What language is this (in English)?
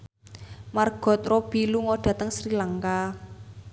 Javanese